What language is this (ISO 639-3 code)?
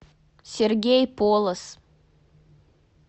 rus